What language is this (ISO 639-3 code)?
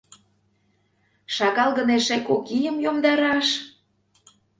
chm